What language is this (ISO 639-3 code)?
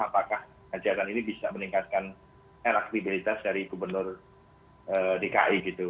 ind